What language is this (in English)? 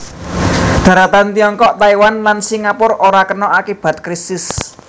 Javanese